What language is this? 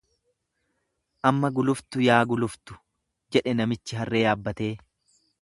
Oromo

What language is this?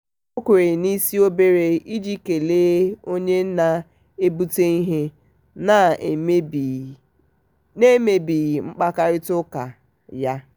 Igbo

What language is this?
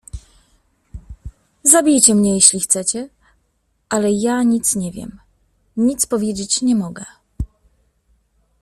Polish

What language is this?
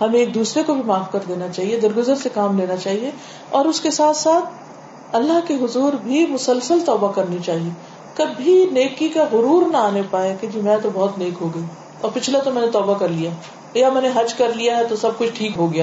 Urdu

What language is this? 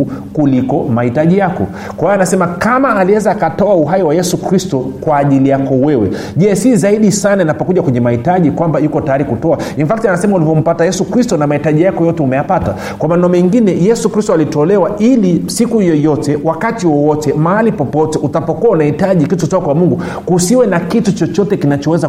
Swahili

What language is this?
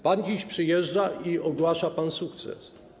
Polish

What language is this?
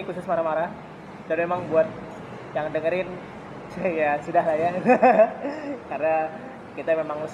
Indonesian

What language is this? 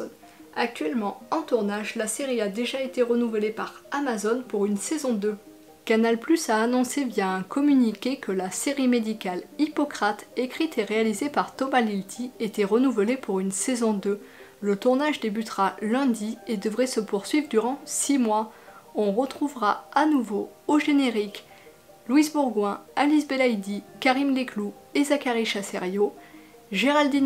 French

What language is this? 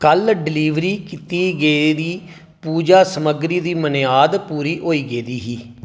Dogri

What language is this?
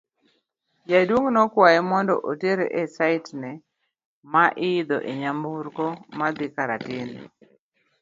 Luo (Kenya and Tanzania)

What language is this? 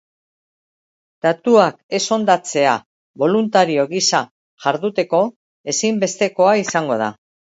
Basque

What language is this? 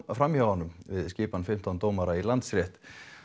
Icelandic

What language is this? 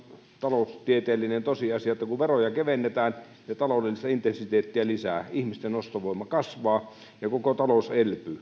Finnish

